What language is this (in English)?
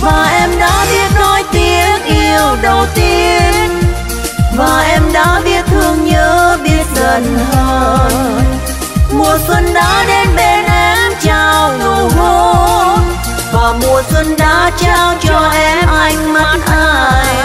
Vietnamese